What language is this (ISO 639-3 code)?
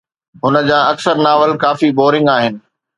snd